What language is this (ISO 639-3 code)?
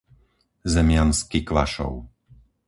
slk